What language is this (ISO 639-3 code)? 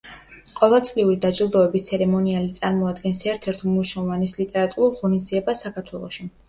kat